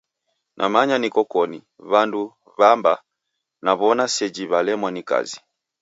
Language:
Taita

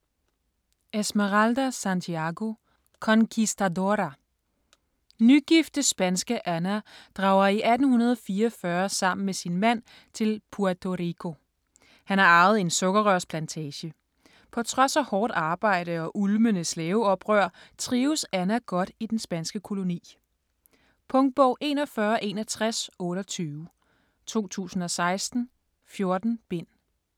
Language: Danish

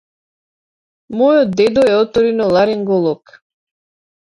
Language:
Macedonian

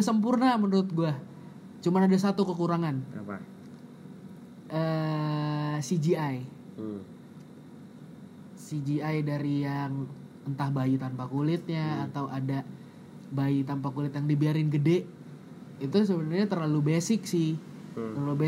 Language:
Indonesian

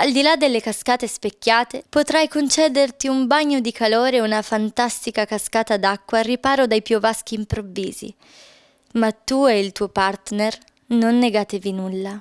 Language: Italian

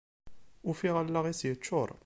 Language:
Kabyle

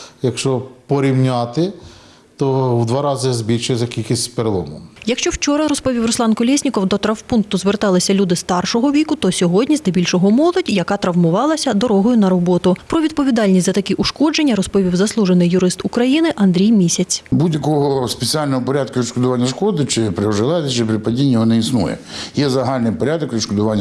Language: Ukrainian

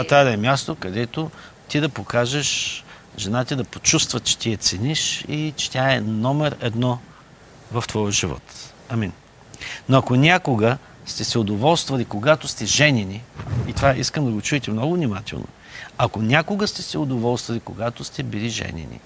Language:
Bulgarian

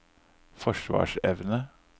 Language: Norwegian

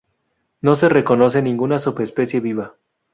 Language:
Spanish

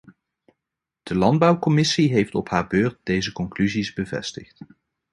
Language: Dutch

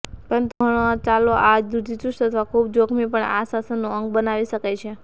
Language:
Gujarati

